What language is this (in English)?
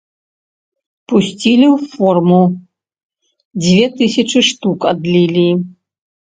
Belarusian